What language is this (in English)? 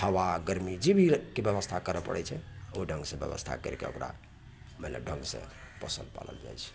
Maithili